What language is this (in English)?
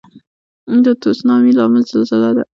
Pashto